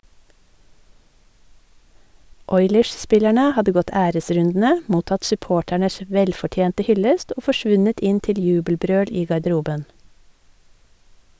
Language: Norwegian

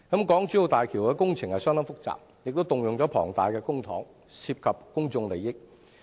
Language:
Cantonese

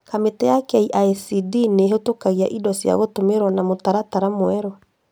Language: Kikuyu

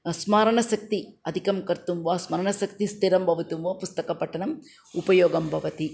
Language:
Sanskrit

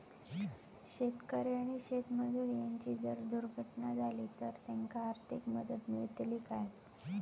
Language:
Marathi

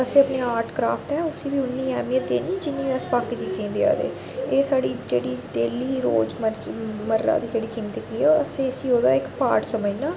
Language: Dogri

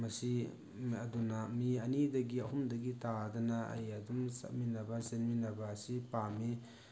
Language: Manipuri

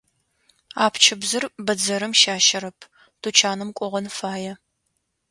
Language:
Adyghe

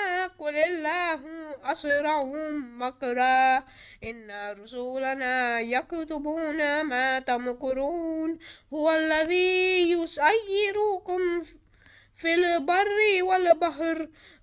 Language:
Arabic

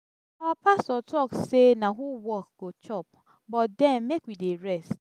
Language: Nigerian Pidgin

